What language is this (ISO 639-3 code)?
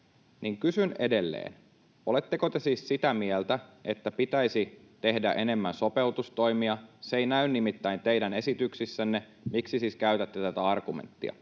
fin